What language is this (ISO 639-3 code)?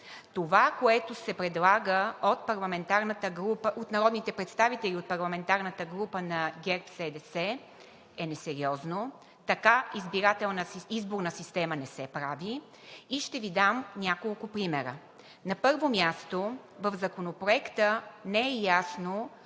bul